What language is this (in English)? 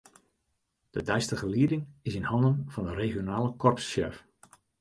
Western Frisian